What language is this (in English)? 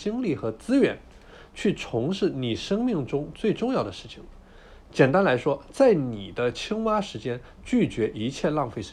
Chinese